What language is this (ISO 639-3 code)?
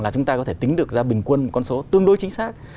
vie